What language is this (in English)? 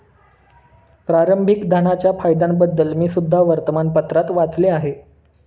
Marathi